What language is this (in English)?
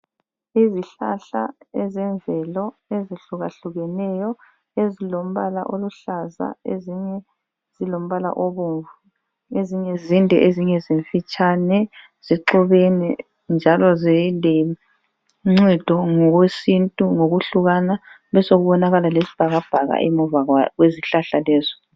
North Ndebele